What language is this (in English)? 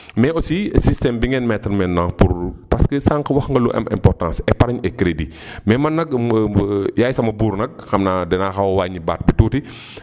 Wolof